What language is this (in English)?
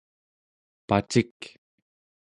Central Yupik